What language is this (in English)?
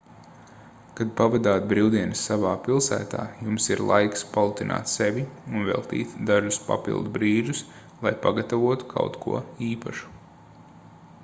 Latvian